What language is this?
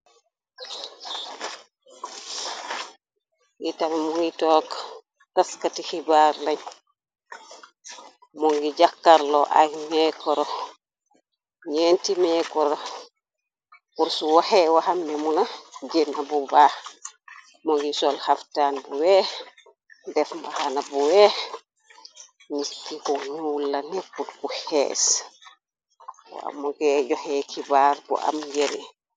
Wolof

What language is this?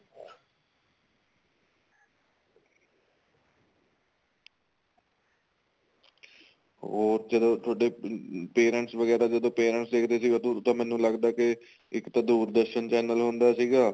Punjabi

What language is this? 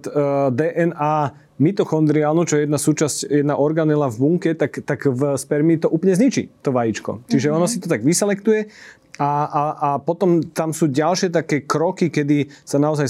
Slovak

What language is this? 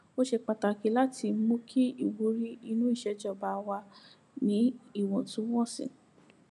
Yoruba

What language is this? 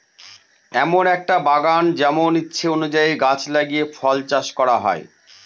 Bangla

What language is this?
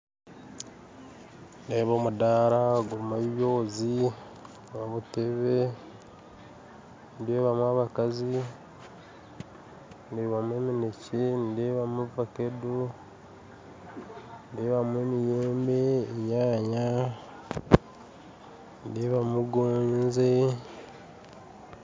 Nyankole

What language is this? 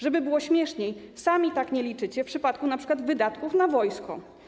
Polish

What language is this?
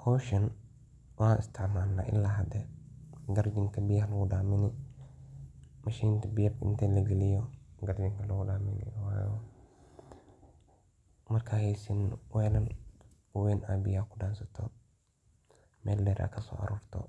Somali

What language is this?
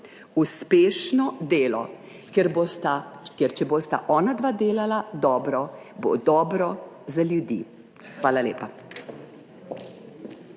Slovenian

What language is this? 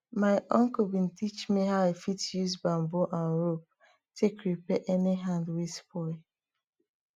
Nigerian Pidgin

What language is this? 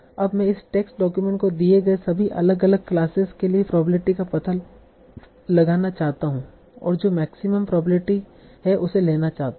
Hindi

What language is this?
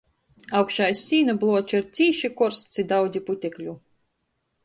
Latgalian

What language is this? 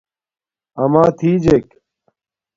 Domaaki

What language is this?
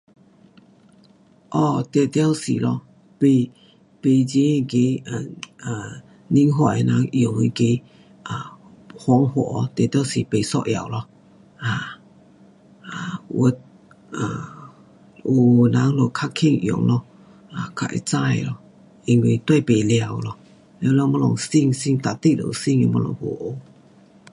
Pu-Xian Chinese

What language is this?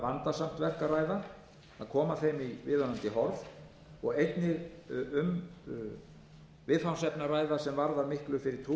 Icelandic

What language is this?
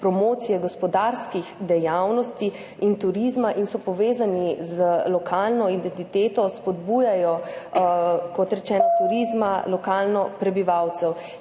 Slovenian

